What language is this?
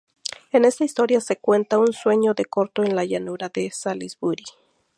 Spanish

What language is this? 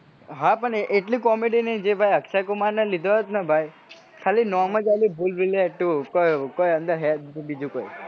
Gujarati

